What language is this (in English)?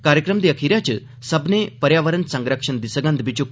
Dogri